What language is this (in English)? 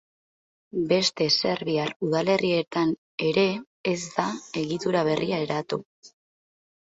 Basque